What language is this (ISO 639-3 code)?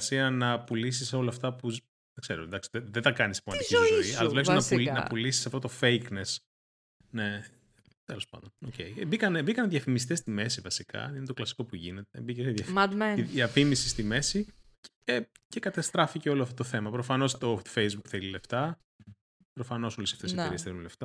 ell